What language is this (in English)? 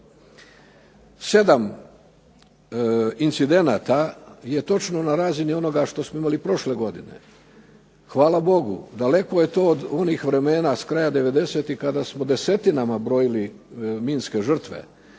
Croatian